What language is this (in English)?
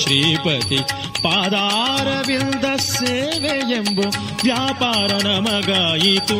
Kannada